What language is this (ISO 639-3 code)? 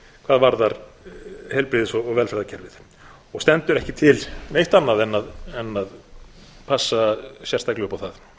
isl